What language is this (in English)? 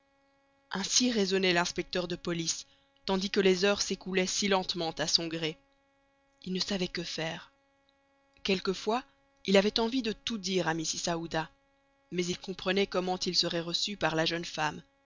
French